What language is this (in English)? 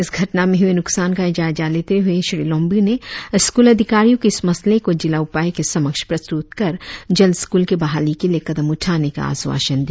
Hindi